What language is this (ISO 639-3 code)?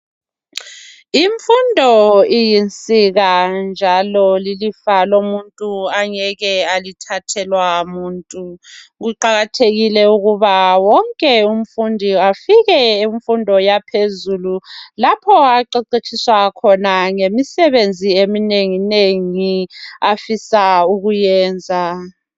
nde